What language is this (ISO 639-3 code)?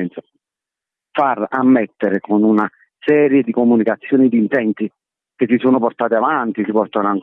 ita